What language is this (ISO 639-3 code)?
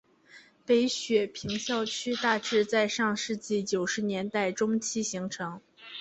zho